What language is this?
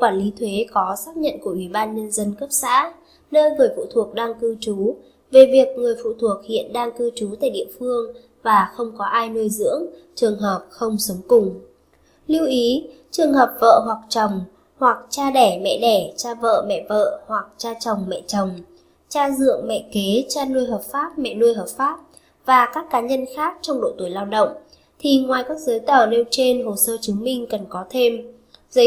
Vietnamese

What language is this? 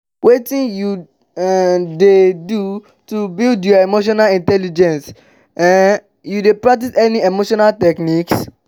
Nigerian Pidgin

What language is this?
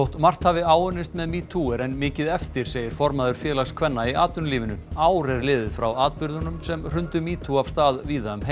Icelandic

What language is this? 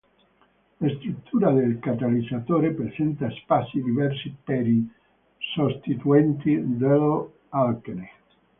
Italian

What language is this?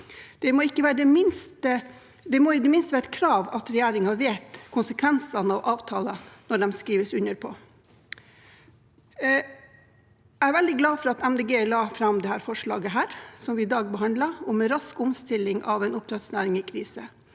Norwegian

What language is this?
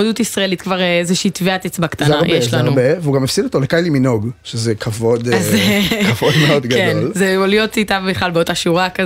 Hebrew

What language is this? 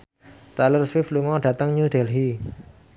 Javanese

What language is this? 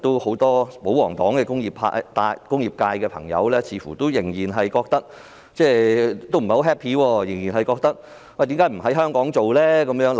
Cantonese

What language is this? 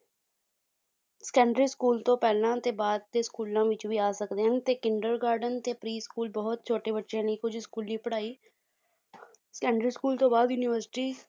Punjabi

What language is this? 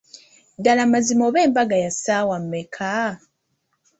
Ganda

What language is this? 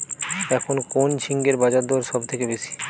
Bangla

